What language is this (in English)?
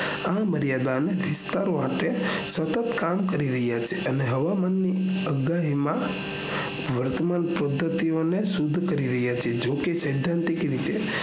Gujarati